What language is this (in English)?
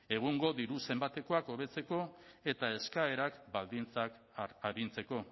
Basque